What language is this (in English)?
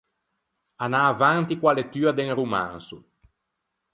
Ligurian